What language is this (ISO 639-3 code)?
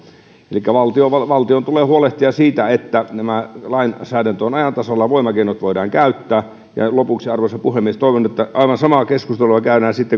fin